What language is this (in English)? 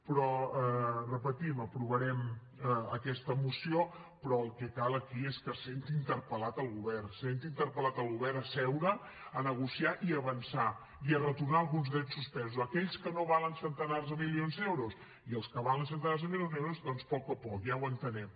Catalan